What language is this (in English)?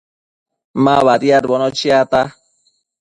Matsés